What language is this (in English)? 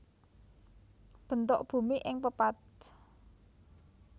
Javanese